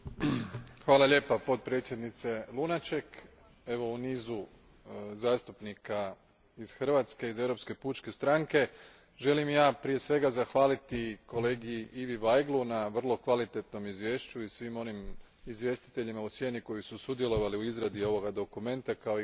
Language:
Croatian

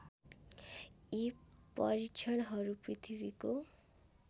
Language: Nepali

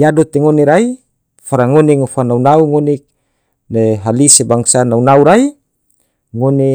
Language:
Tidore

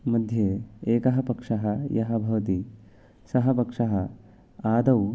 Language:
Sanskrit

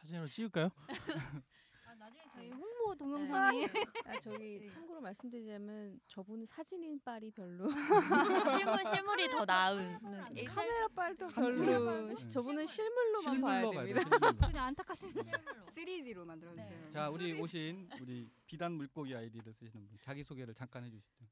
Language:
Korean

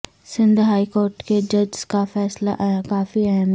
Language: Urdu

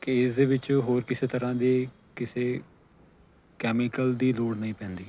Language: Punjabi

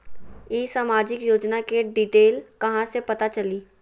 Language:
Magahi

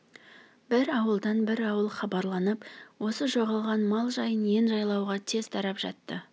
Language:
Kazakh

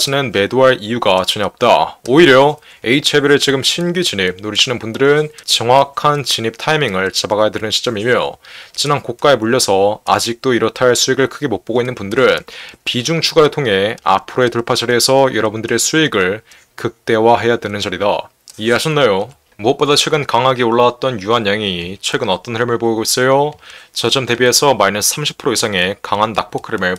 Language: Korean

